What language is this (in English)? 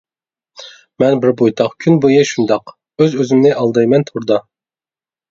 Uyghur